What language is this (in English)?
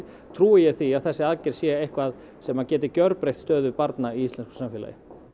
Icelandic